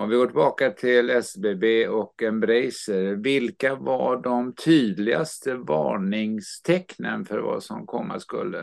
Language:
Swedish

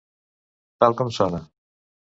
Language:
Catalan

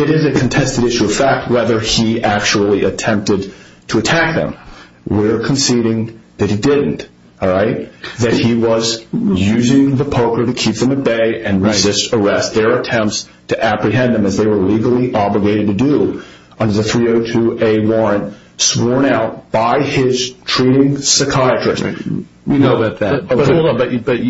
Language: English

